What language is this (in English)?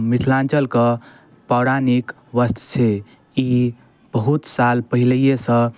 Maithili